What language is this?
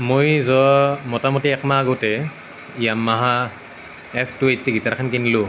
Assamese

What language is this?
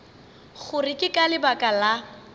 Northern Sotho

